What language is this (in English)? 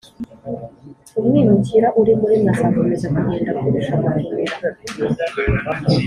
Kinyarwanda